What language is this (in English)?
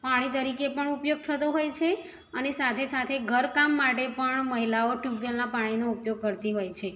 Gujarati